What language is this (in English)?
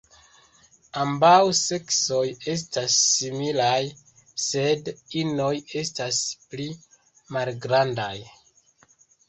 Esperanto